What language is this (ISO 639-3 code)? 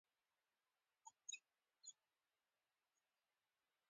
pus